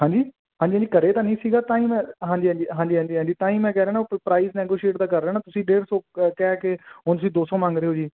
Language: Punjabi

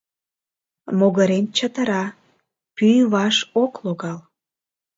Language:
Mari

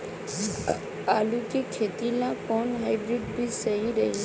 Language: Bhojpuri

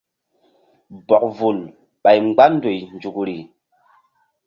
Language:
Mbum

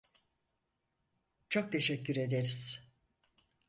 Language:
Turkish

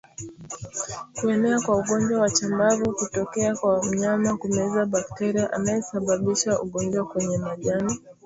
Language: Swahili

